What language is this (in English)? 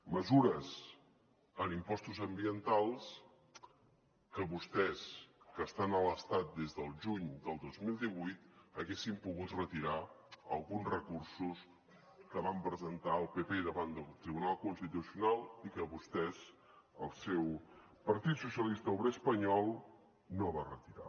Catalan